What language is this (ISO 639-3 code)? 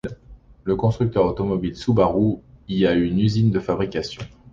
fra